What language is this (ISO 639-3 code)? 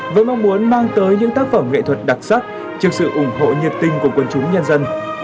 vie